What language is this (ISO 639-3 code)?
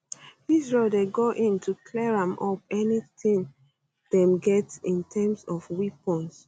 pcm